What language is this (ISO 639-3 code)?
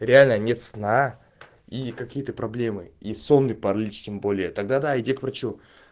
rus